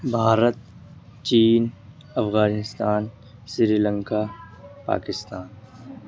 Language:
Urdu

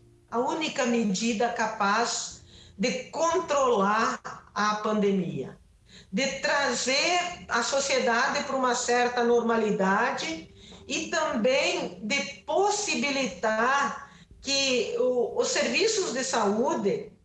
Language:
Portuguese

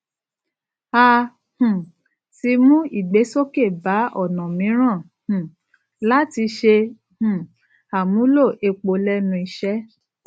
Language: Yoruba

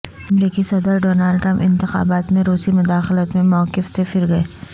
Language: Urdu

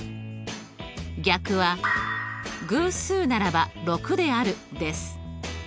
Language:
Japanese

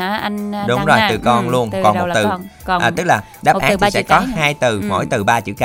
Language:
Vietnamese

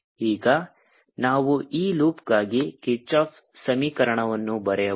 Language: Kannada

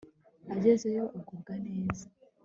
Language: Kinyarwanda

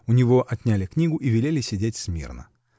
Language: Russian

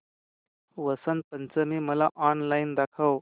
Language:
Marathi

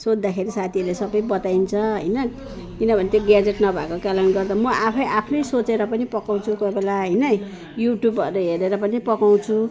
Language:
Nepali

